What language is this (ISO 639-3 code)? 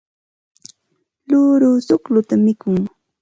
qxt